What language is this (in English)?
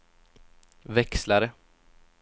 Swedish